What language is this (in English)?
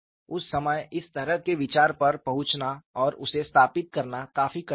Hindi